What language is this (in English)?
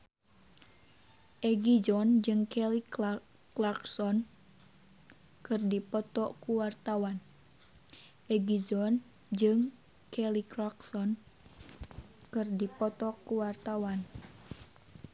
Sundanese